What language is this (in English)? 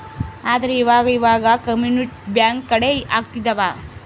Kannada